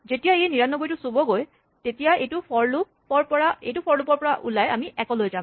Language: Assamese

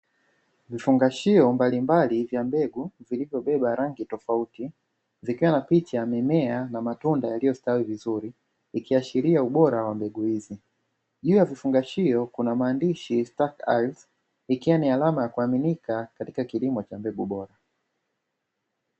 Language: Swahili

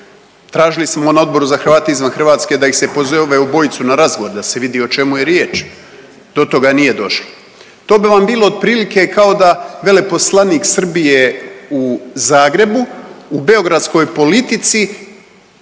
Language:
Croatian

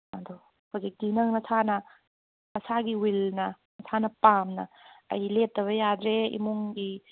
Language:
Manipuri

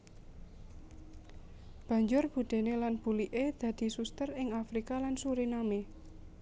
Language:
Javanese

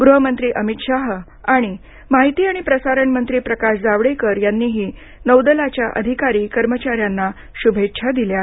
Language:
Marathi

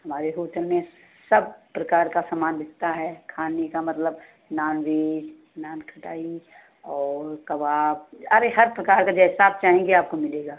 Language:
Hindi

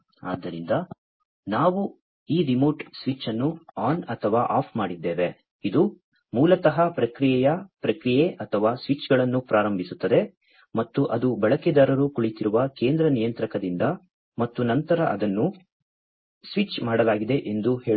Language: Kannada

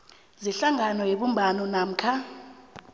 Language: South Ndebele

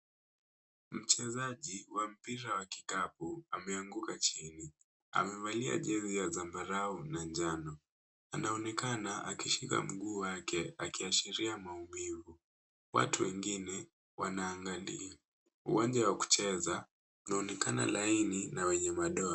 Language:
Swahili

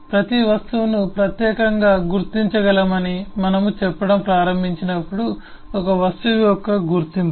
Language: Telugu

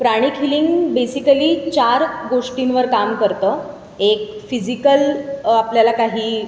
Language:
Marathi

